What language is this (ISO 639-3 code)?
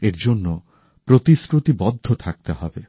ben